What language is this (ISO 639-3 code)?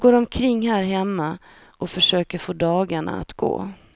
swe